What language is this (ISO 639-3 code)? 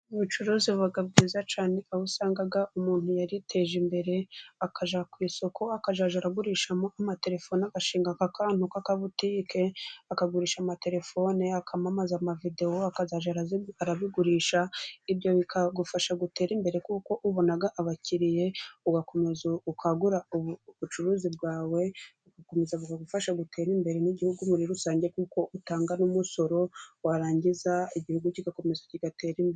kin